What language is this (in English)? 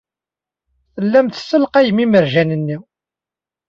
Kabyle